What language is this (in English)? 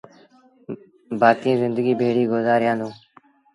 Sindhi Bhil